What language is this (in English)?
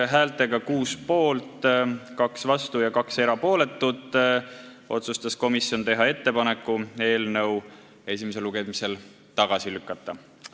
Estonian